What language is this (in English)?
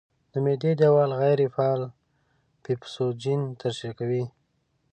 Pashto